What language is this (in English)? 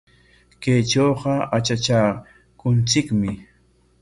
Corongo Ancash Quechua